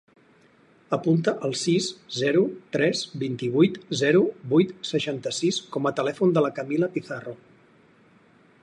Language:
Catalan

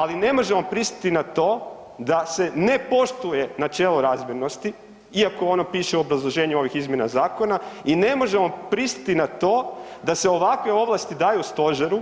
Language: Croatian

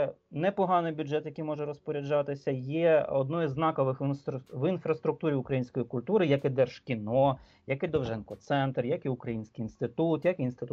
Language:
Ukrainian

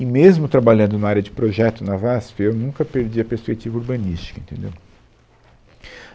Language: Portuguese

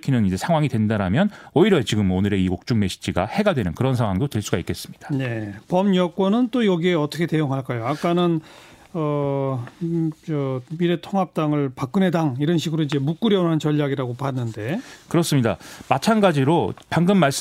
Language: Korean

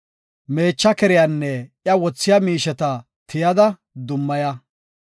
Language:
Gofa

